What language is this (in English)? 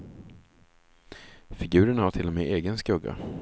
Swedish